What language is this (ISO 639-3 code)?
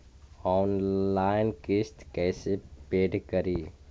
mag